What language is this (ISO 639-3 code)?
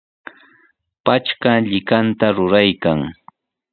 qws